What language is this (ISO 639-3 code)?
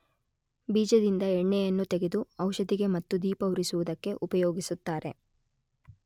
kan